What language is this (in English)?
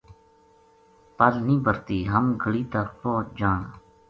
Gujari